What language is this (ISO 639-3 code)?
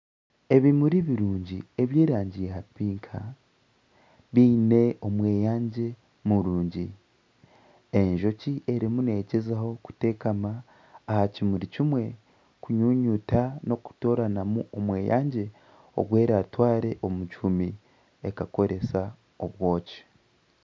nyn